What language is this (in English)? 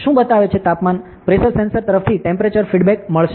Gujarati